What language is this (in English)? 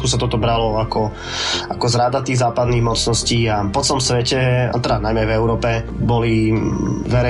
Slovak